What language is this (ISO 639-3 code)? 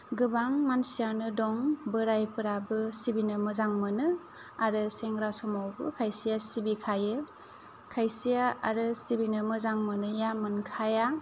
brx